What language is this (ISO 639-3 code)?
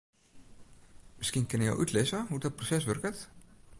fry